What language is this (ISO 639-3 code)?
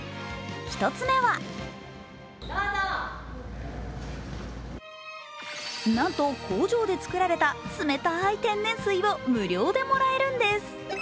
jpn